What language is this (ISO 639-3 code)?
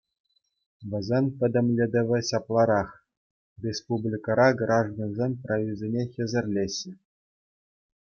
chv